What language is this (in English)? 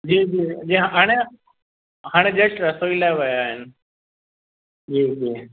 Sindhi